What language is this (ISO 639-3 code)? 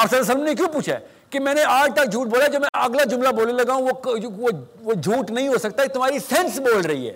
urd